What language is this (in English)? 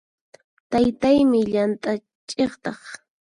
Puno Quechua